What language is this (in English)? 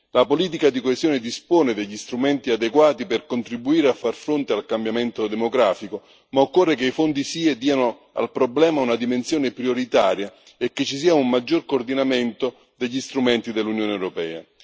Italian